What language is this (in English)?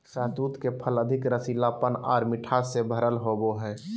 Magahi